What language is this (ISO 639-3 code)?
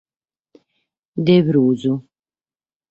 srd